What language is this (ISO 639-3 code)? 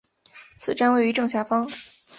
zho